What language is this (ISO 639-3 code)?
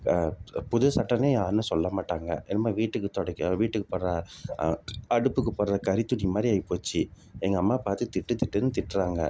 tam